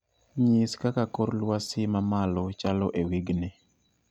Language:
Luo (Kenya and Tanzania)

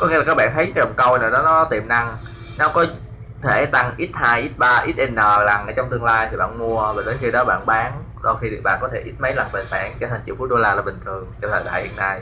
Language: Vietnamese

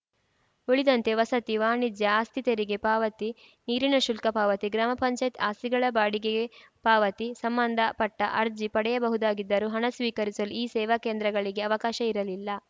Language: Kannada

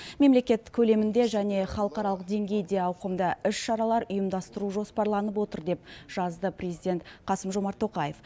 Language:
Kazakh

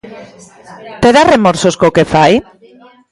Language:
Galician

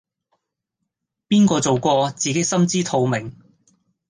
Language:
Cantonese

